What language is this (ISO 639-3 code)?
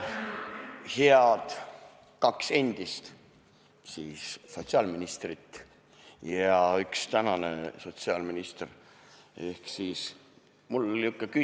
est